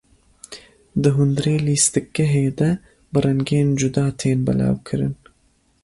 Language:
Kurdish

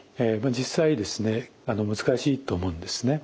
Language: Japanese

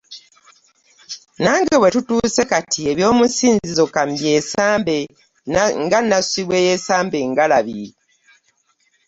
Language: Ganda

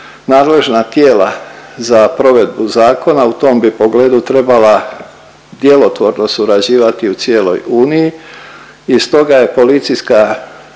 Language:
Croatian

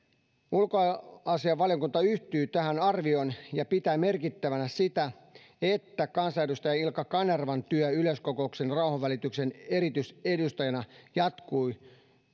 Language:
Finnish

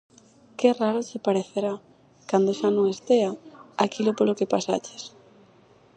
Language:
Galician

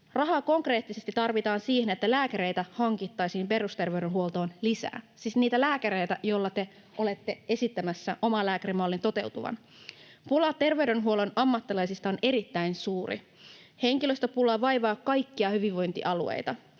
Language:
Finnish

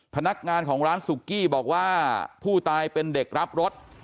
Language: Thai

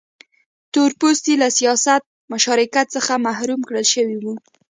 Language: Pashto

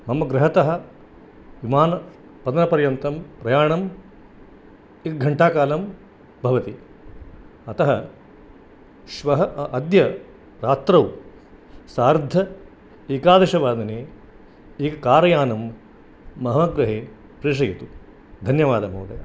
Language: Sanskrit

